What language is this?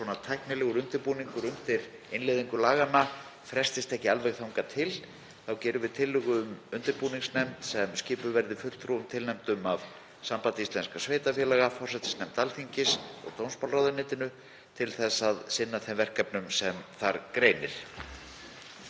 Icelandic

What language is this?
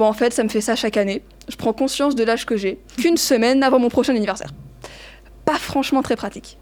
French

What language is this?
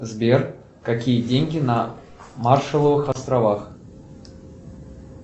Russian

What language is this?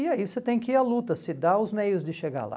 Portuguese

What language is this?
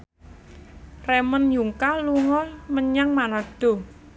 Javanese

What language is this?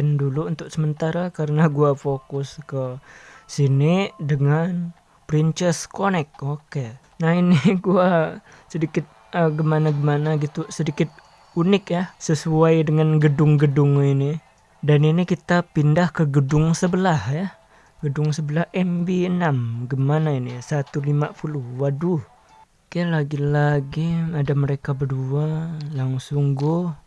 Indonesian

